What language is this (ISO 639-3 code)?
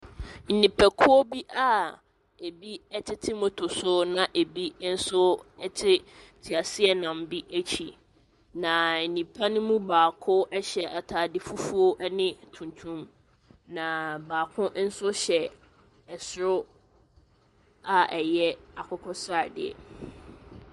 aka